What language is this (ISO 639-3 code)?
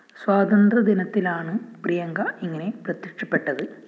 mal